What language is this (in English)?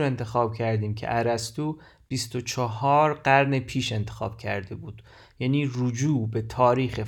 Persian